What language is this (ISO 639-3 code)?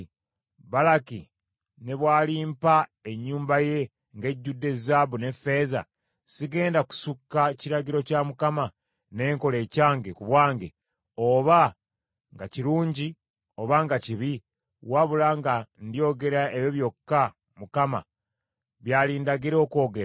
lug